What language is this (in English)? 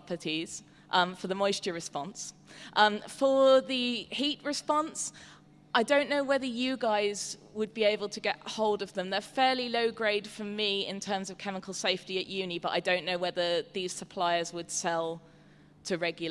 English